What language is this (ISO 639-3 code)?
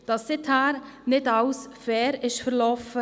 gsw